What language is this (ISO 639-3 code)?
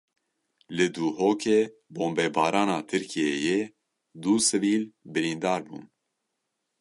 kur